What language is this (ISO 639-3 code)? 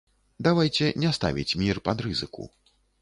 bel